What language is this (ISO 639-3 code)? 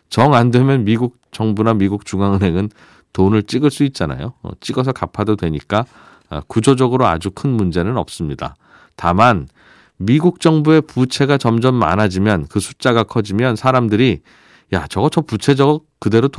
kor